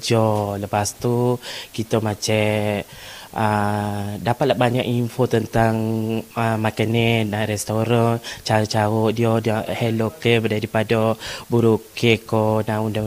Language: Malay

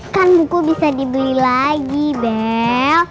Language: Indonesian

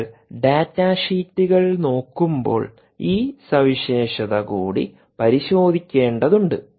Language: Malayalam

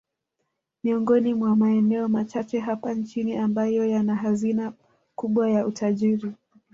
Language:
Swahili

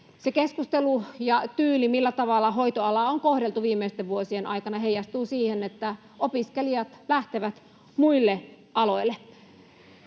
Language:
Finnish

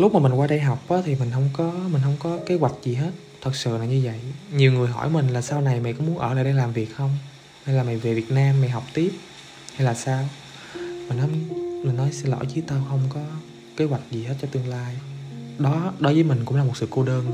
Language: Vietnamese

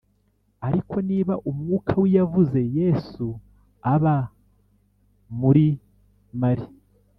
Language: Kinyarwanda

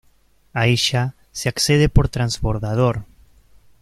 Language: Spanish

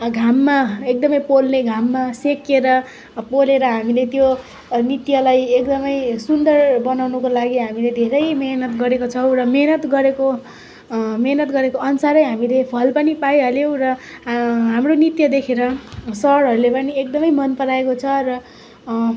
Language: Nepali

